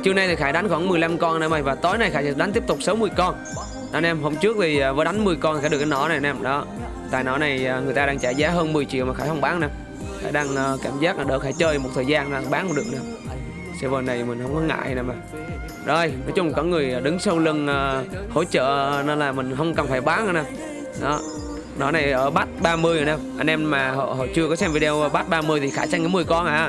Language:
Vietnamese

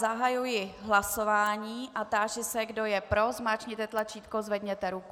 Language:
Czech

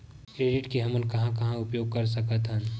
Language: Chhattisgarhi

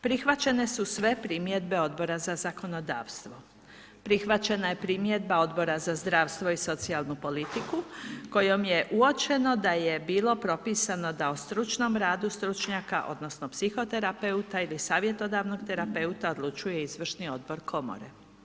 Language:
Croatian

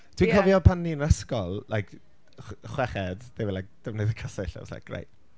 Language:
Welsh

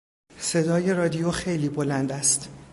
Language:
Persian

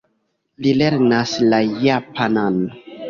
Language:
Esperanto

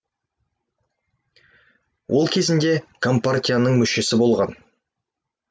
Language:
Kazakh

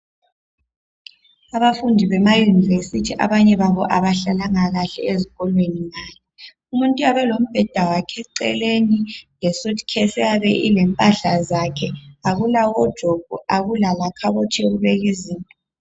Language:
North Ndebele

